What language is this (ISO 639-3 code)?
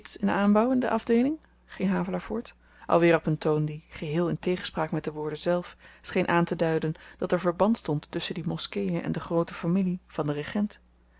nld